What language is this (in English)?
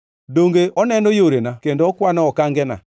Luo (Kenya and Tanzania)